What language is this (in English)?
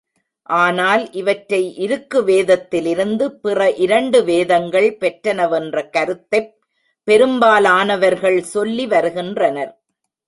Tamil